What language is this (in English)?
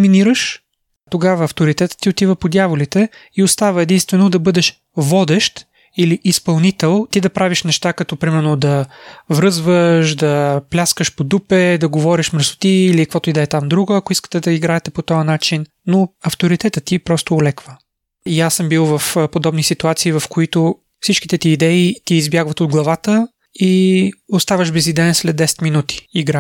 Bulgarian